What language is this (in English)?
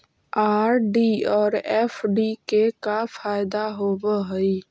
Magahi